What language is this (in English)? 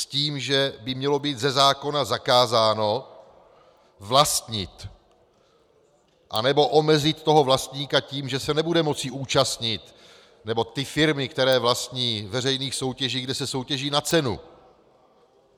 Czech